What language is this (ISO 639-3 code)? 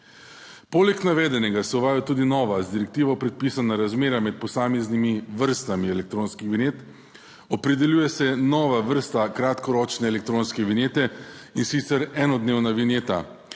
slv